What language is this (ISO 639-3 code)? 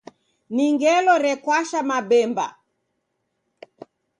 dav